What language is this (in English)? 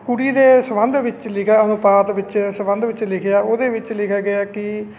Punjabi